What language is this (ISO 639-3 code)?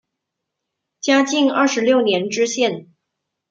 zho